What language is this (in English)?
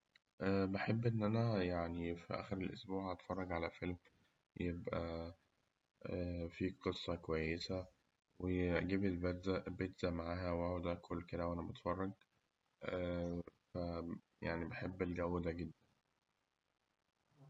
Egyptian Arabic